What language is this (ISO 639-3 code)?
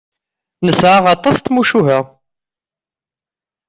kab